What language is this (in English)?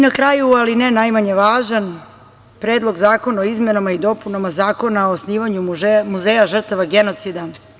Serbian